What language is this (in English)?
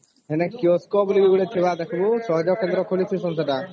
Odia